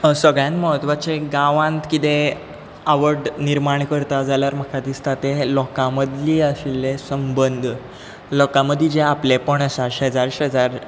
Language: Konkani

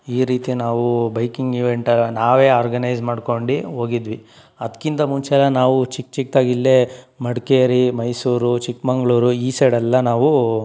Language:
Kannada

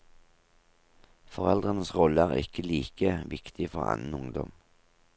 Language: Norwegian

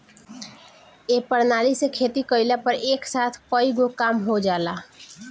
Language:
Bhojpuri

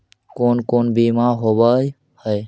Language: Magahi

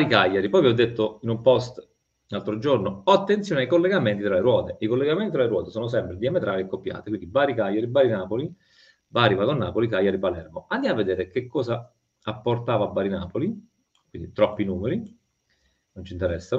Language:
Italian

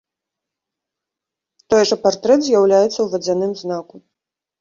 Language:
Belarusian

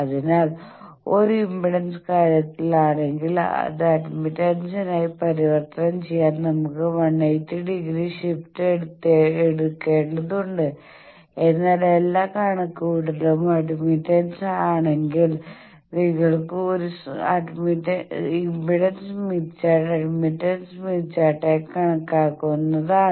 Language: Malayalam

